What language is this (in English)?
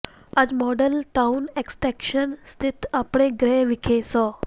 Punjabi